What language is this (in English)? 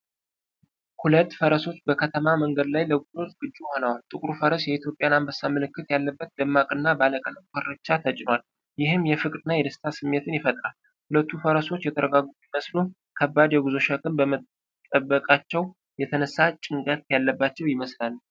Amharic